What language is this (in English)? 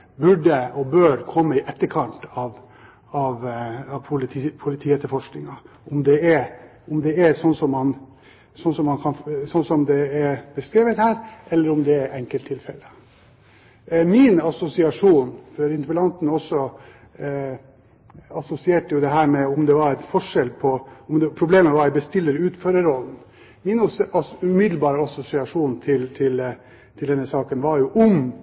Norwegian Bokmål